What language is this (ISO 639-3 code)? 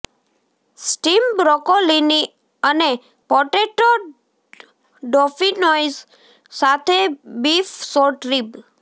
guj